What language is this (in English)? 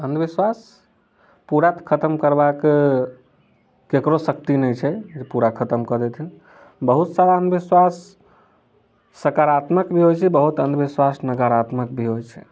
Maithili